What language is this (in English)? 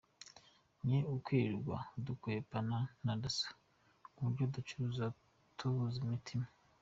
Kinyarwanda